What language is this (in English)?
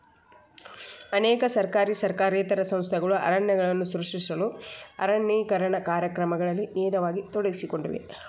Kannada